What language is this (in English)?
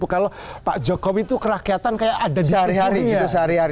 Indonesian